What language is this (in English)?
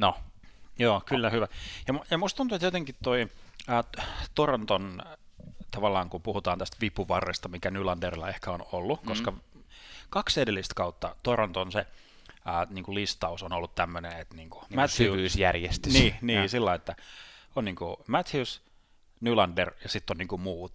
Finnish